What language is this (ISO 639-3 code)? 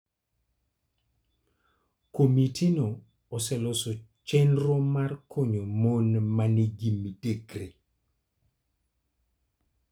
luo